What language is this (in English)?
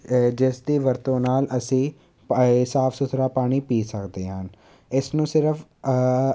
Punjabi